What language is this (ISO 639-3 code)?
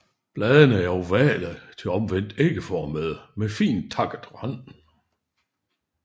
dan